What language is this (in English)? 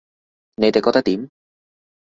Cantonese